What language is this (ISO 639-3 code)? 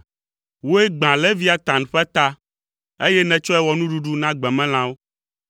ewe